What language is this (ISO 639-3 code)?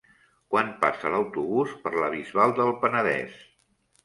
cat